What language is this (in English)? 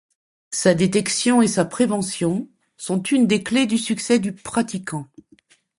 French